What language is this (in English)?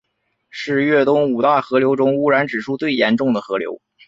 Chinese